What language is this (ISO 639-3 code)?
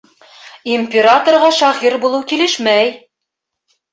bak